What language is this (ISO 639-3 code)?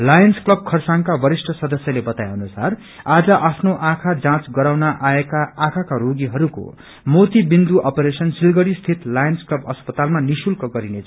nep